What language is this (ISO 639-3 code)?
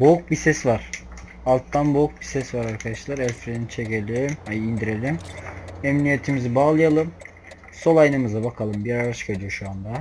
tur